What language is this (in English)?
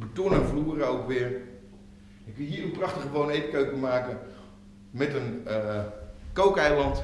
Dutch